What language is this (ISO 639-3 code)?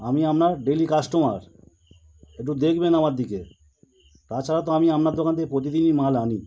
ben